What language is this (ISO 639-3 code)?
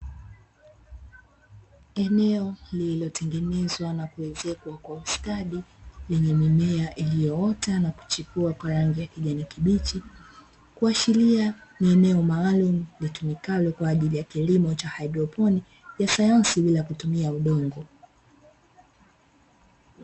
swa